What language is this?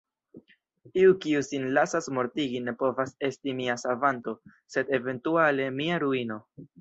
Esperanto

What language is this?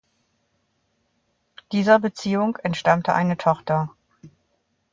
German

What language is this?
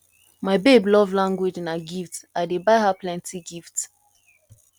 Nigerian Pidgin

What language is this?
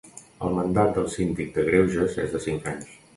Catalan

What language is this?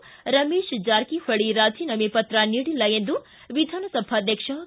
Kannada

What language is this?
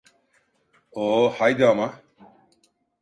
Turkish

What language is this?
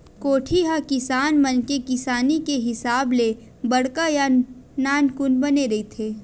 Chhattisgarhi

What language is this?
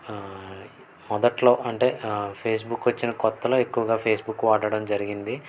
Telugu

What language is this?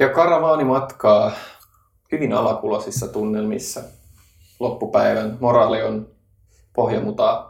Finnish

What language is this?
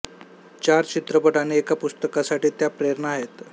Marathi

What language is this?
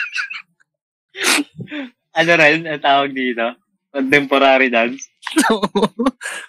Filipino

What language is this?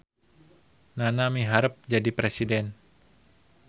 Sundanese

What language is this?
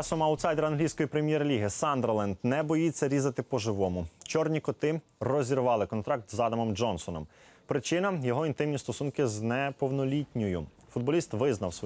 Ukrainian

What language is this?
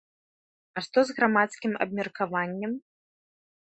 Belarusian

